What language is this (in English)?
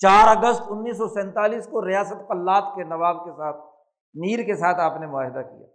Urdu